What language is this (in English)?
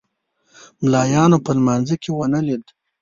Pashto